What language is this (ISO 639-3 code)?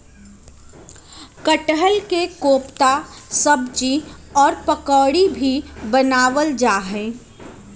mag